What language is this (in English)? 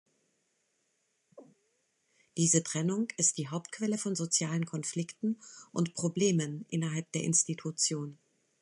German